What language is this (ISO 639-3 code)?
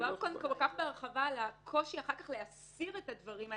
heb